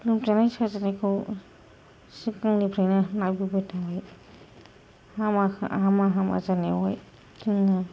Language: Bodo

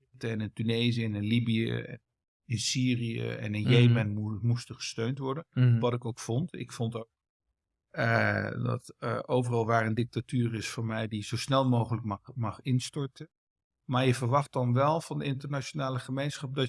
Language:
Dutch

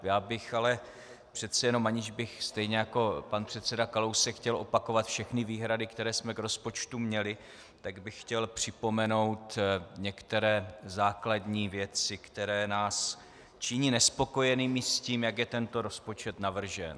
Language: Czech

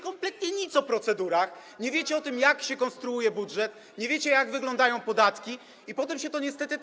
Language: Polish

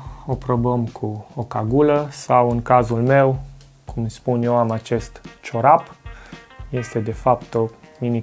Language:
Romanian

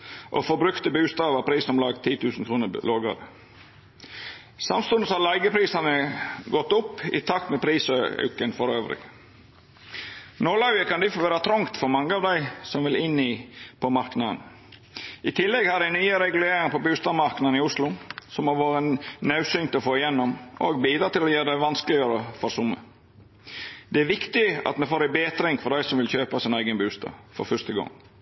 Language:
Norwegian Nynorsk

